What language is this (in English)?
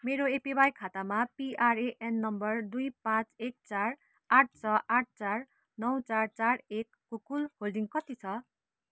Nepali